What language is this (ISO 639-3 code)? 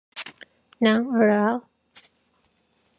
kor